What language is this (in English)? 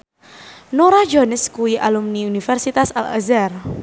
Javanese